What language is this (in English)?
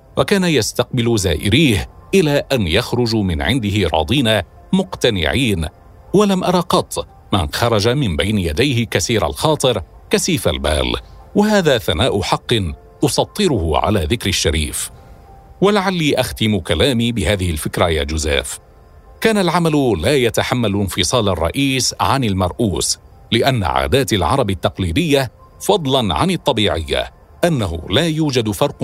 Arabic